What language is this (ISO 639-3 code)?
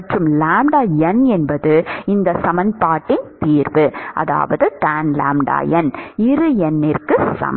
tam